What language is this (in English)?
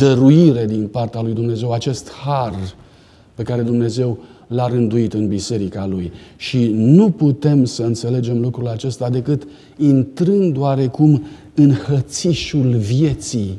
Romanian